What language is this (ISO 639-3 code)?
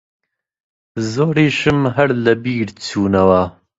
ckb